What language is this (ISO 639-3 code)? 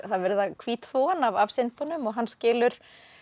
isl